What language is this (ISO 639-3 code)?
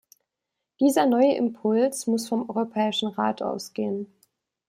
deu